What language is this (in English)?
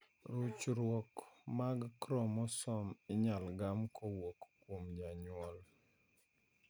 Luo (Kenya and Tanzania)